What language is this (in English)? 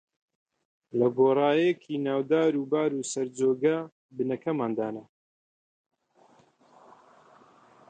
Central Kurdish